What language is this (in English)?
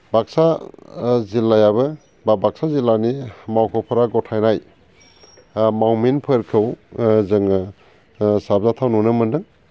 Bodo